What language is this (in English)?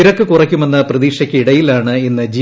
Malayalam